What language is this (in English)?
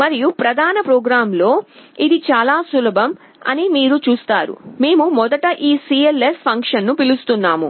Telugu